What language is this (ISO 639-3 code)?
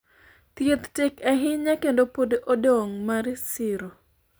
luo